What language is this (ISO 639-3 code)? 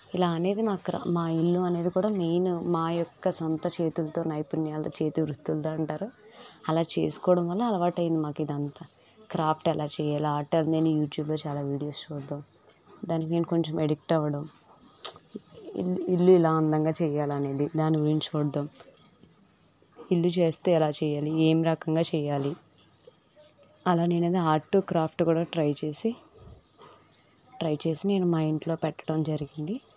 tel